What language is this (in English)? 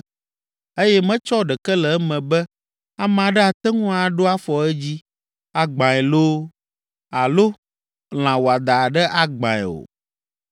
Ewe